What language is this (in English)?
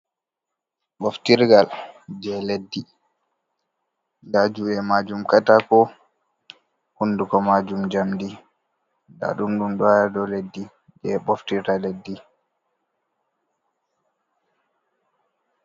Fula